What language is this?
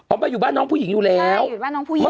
Thai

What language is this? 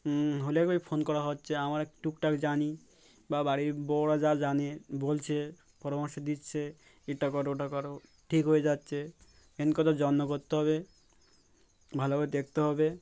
Bangla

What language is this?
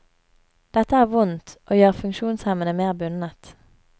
Norwegian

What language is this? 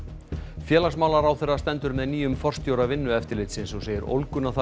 Icelandic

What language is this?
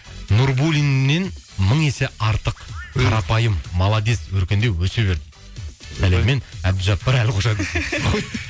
Kazakh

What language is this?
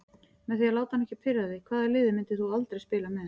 Icelandic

